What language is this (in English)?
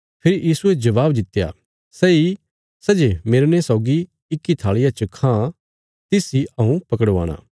Bilaspuri